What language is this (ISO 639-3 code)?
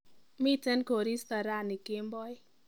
kln